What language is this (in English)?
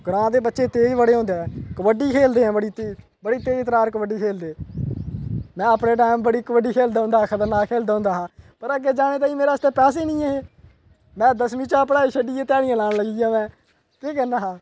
Dogri